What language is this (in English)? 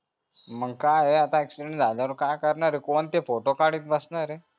Marathi